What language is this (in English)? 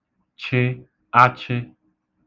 Igbo